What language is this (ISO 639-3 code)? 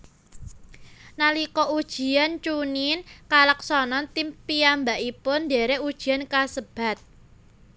jav